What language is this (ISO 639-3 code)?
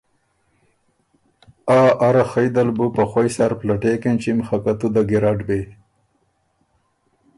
oru